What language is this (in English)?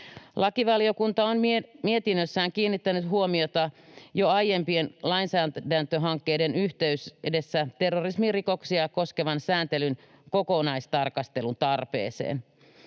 Finnish